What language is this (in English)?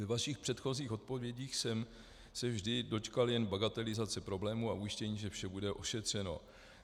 Czech